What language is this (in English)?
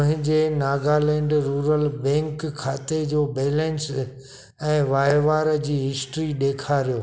Sindhi